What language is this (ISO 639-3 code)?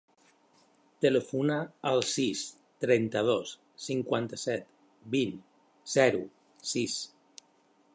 cat